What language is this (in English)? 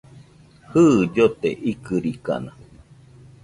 Nüpode Huitoto